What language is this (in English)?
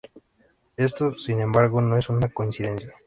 Spanish